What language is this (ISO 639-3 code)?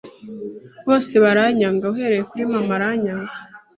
kin